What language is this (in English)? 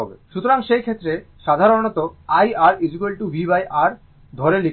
Bangla